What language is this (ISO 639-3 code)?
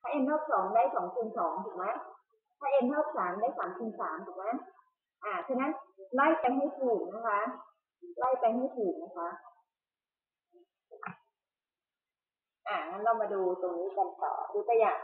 tha